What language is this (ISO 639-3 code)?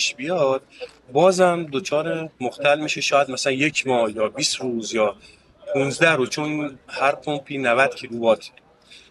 fas